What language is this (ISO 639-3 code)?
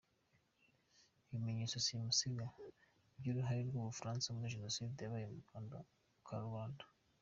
kin